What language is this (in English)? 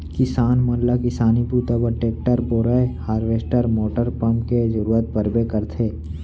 Chhattisgarhi